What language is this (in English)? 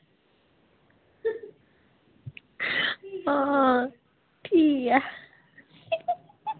Dogri